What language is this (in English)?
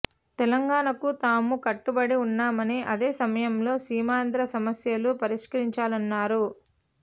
Telugu